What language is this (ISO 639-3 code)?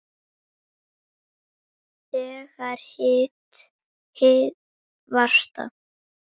isl